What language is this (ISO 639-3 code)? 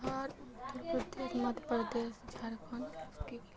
mai